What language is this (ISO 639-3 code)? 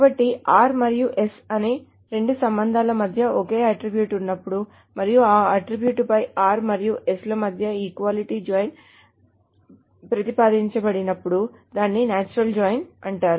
tel